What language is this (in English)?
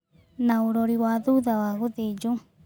Kikuyu